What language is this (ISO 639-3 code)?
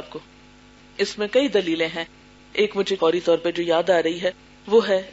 urd